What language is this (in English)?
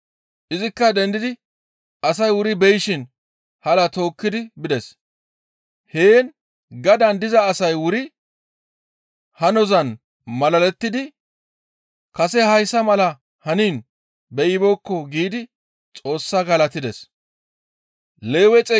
Gamo